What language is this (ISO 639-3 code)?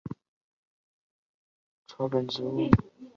zho